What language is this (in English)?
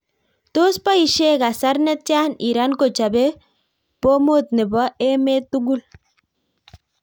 Kalenjin